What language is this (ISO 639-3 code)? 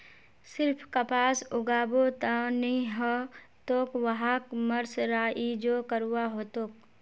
mag